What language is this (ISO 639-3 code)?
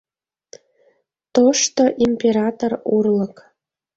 chm